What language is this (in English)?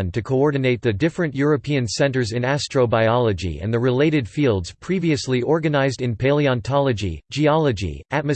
English